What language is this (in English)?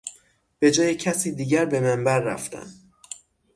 Persian